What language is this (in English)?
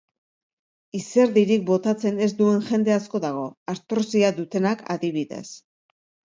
Basque